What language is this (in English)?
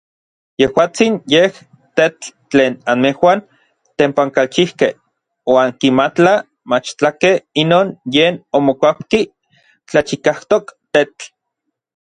Orizaba Nahuatl